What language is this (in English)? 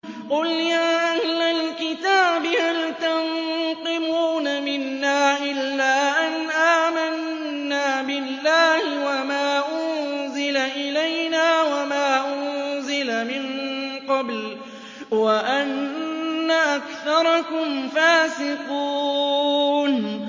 Arabic